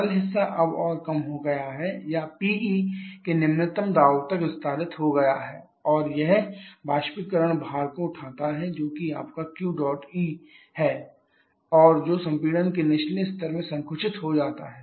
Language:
Hindi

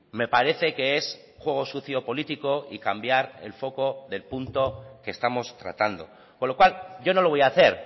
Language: Spanish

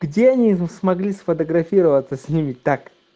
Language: Russian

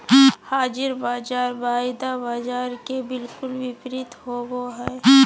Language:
Magahi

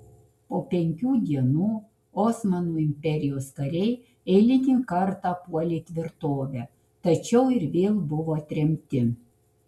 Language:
Lithuanian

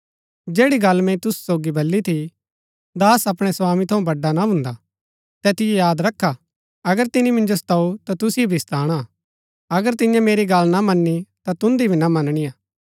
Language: Gaddi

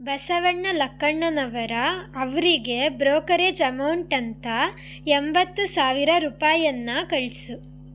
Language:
Kannada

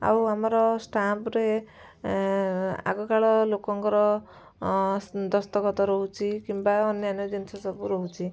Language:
Odia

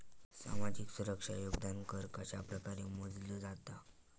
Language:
Marathi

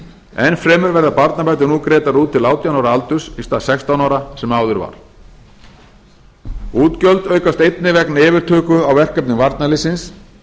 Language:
Icelandic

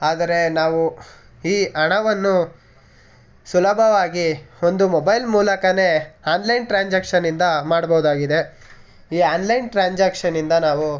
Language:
Kannada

